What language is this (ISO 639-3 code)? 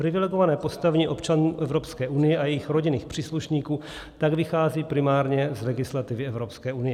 ces